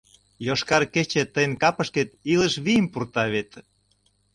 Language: Mari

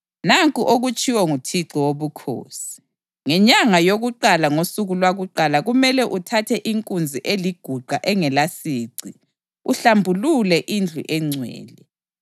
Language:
North Ndebele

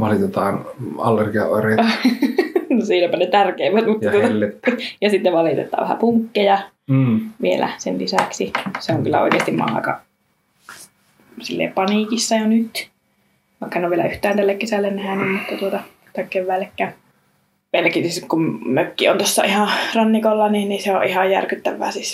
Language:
Finnish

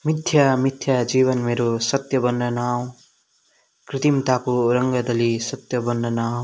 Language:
Nepali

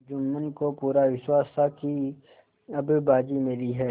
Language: Hindi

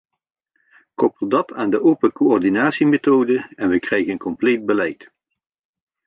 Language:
Dutch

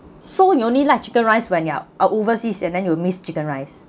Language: English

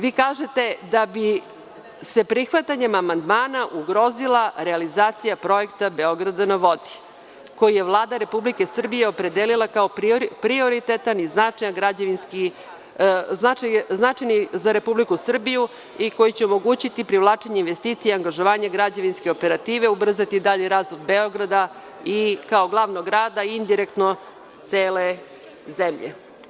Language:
Serbian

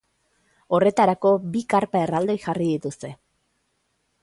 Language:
Basque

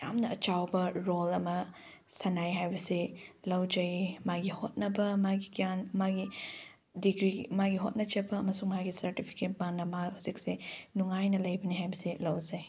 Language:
Manipuri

